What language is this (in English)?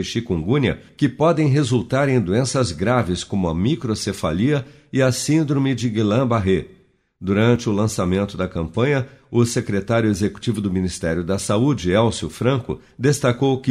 Portuguese